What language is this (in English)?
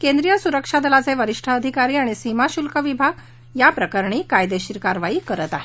Marathi